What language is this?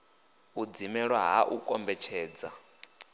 Venda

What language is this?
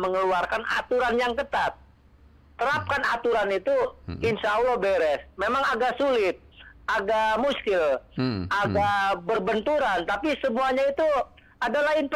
Indonesian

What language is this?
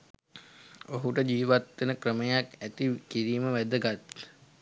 Sinhala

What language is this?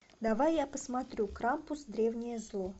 Russian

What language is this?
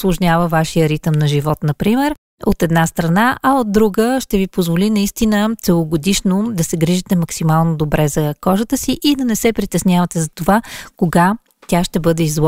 Bulgarian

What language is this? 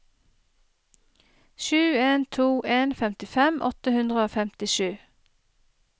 Norwegian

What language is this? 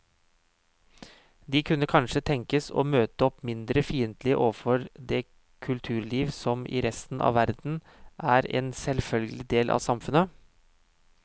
Norwegian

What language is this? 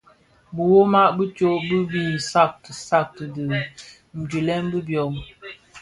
Bafia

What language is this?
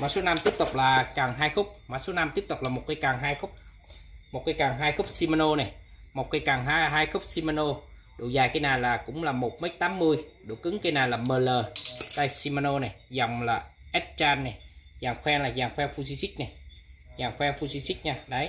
Vietnamese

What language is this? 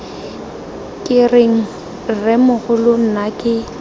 Tswana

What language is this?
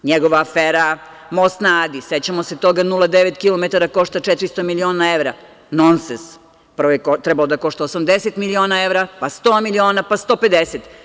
Serbian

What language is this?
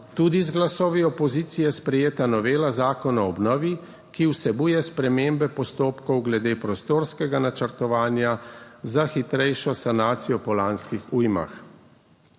Slovenian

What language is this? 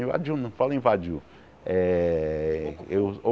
Portuguese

